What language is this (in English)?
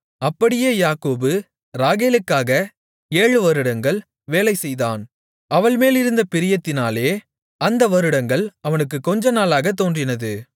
Tamil